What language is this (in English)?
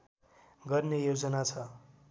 Nepali